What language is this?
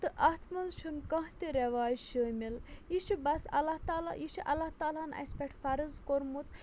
Kashmiri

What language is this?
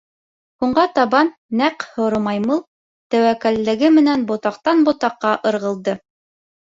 Bashkir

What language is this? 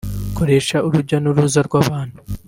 Kinyarwanda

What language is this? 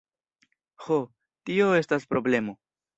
Esperanto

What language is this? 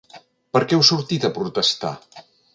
Catalan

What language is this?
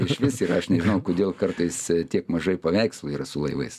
Lithuanian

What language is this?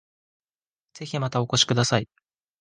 Japanese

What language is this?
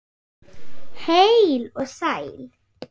Icelandic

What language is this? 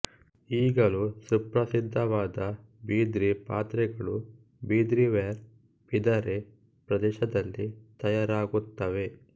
Kannada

